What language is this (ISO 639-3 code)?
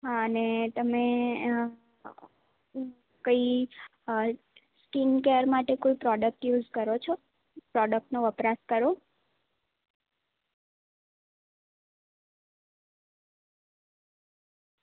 guj